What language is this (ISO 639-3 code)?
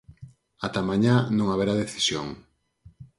glg